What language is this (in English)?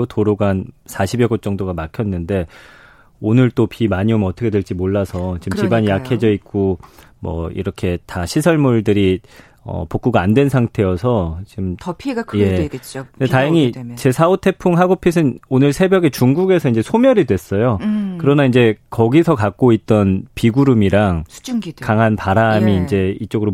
Korean